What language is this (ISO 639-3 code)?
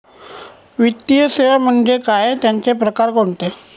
mar